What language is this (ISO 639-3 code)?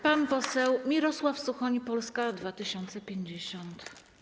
pol